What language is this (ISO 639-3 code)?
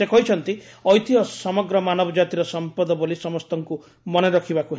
ori